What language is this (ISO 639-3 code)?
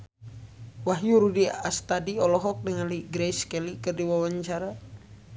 sun